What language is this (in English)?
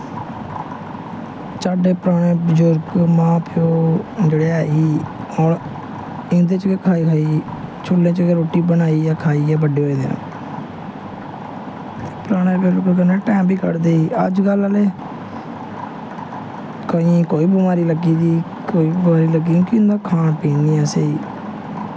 Dogri